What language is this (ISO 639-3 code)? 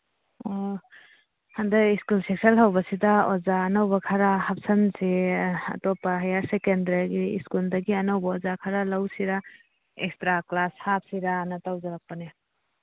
mni